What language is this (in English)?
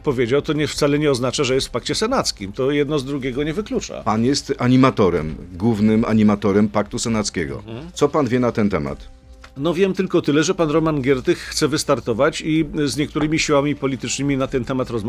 Polish